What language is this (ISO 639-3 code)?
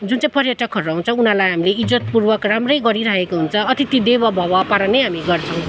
nep